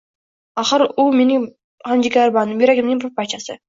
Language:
Uzbek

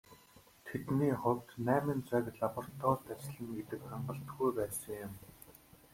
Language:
Mongolian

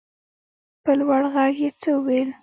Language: Pashto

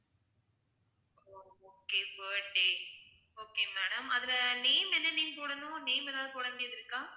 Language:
Tamil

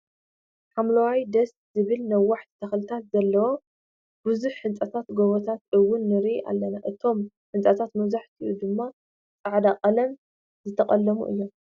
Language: Tigrinya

